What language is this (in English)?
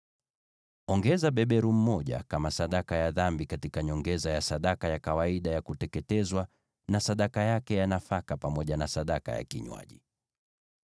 Swahili